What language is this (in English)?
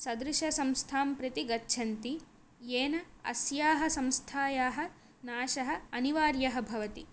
Sanskrit